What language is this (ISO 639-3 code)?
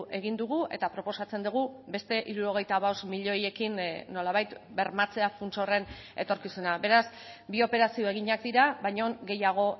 eus